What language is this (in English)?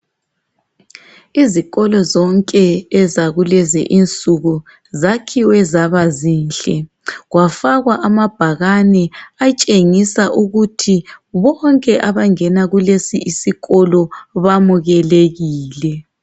North Ndebele